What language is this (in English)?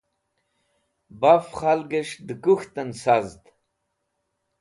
Wakhi